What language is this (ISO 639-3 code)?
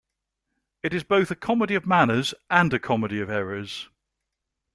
eng